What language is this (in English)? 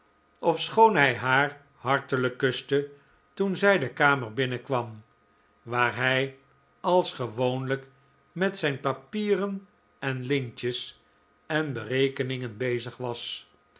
Dutch